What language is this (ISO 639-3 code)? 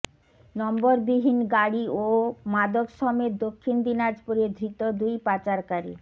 ben